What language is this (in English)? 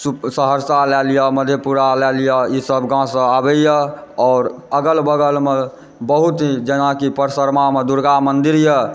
Maithili